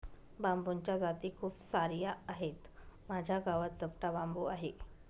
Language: Marathi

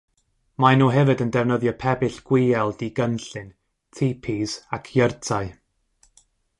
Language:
Welsh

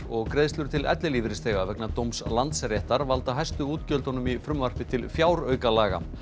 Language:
Icelandic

